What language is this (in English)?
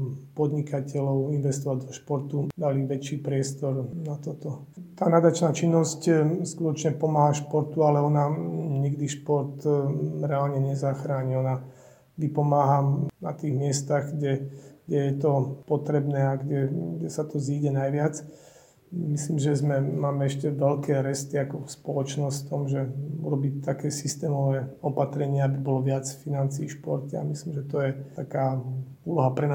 Slovak